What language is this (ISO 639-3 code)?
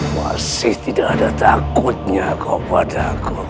ind